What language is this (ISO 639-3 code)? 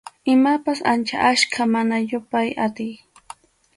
qxu